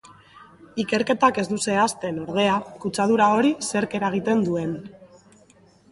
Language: Basque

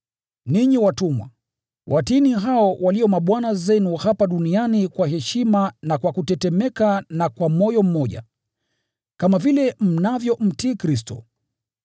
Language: Swahili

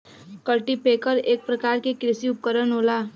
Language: Bhojpuri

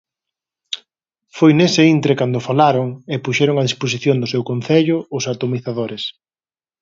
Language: Galician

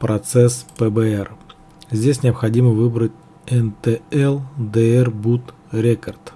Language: Russian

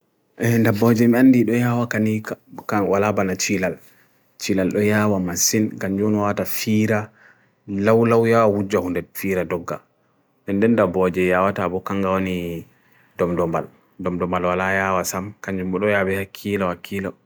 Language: Bagirmi Fulfulde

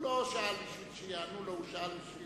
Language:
Hebrew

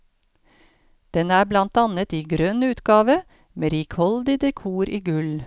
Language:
Norwegian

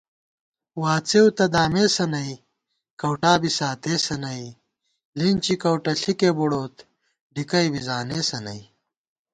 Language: Gawar-Bati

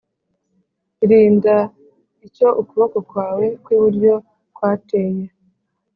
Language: Kinyarwanda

